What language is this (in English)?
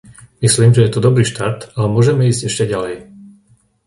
Slovak